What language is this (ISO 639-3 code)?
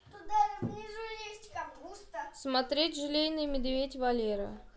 rus